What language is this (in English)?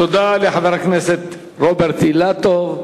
Hebrew